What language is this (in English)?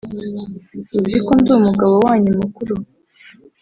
Kinyarwanda